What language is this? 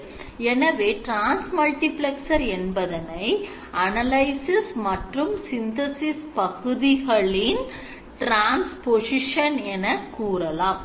Tamil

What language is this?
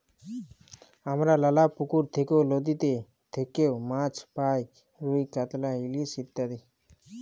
Bangla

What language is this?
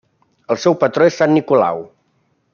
Catalan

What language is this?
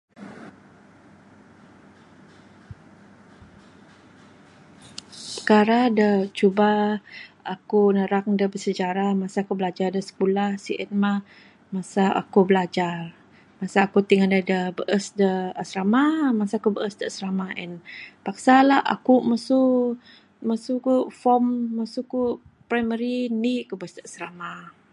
Bukar-Sadung Bidayuh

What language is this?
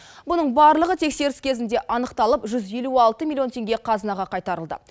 Kazakh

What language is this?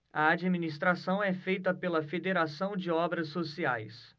Portuguese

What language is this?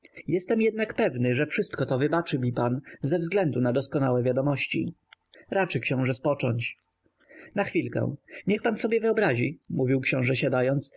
Polish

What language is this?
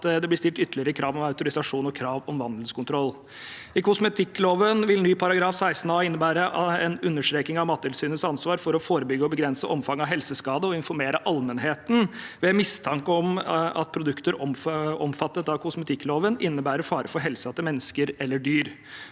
Norwegian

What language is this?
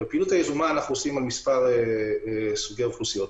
Hebrew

